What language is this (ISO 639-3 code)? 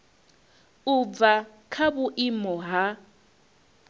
ven